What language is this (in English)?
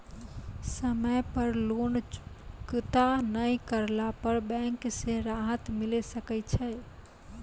Maithili